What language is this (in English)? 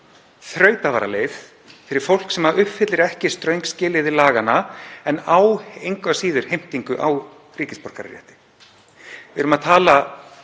Icelandic